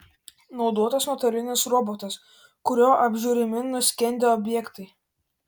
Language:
Lithuanian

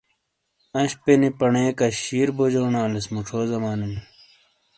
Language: Shina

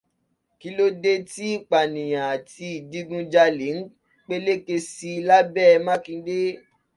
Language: Yoruba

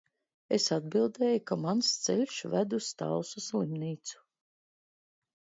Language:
Latvian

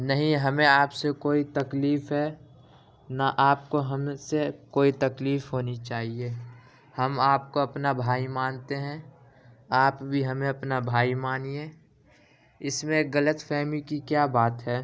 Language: Urdu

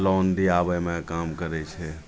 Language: Maithili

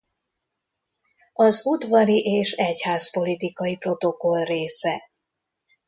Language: Hungarian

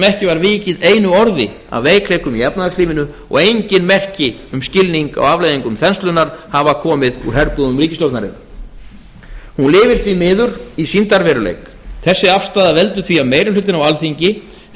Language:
Icelandic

